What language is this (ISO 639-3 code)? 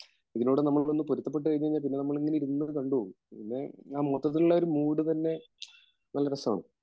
mal